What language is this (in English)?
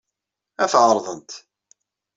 Kabyle